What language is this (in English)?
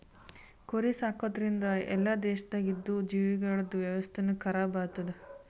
Kannada